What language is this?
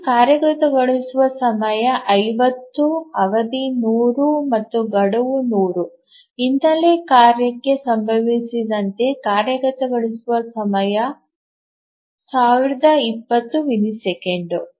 Kannada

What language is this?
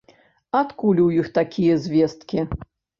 Belarusian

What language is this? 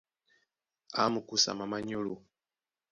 Duala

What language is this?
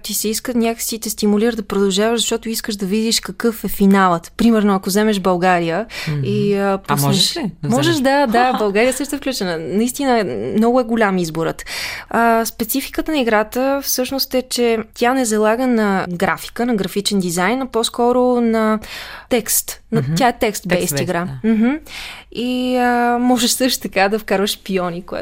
Bulgarian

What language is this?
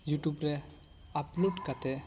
Santali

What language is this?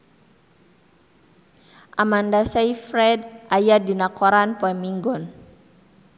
Sundanese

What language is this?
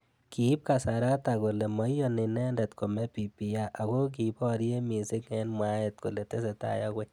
Kalenjin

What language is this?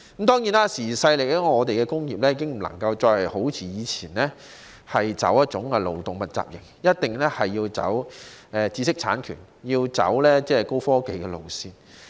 Cantonese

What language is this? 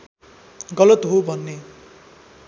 Nepali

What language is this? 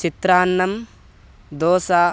Sanskrit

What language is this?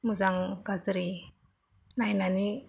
Bodo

